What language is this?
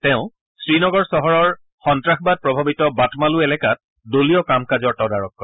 Assamese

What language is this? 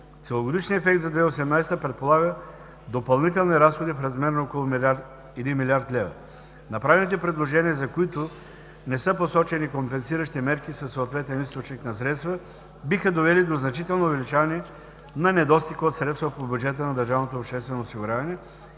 Bulgarian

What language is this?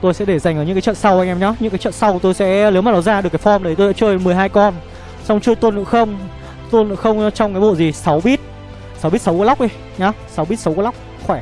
Vietnamese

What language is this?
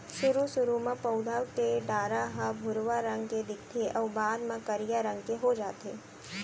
Chhattisgarhi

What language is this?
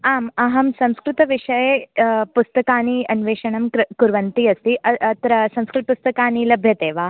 Sanskrit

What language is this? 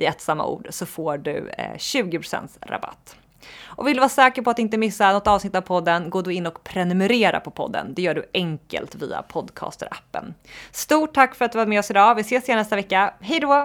Swedish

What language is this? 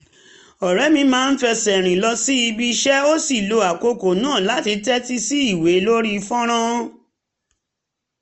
Yoruba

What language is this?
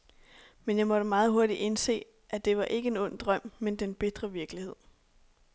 Danish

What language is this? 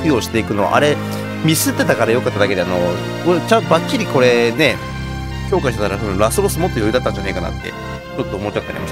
Japanese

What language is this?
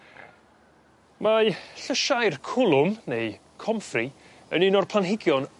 Welsh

